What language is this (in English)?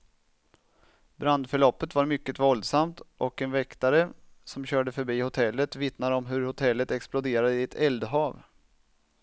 Swedish